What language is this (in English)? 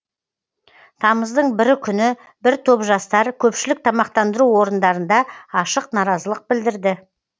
Kazakh